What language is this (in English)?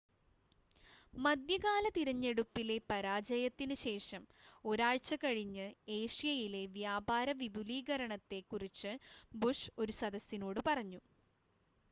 Malayalam